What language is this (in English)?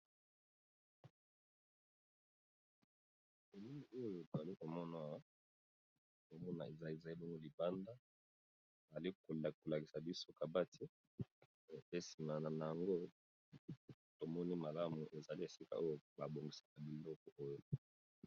Lingala